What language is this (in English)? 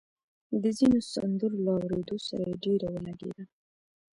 Pashto